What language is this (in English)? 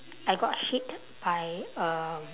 English